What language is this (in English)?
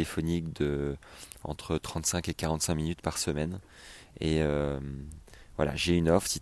French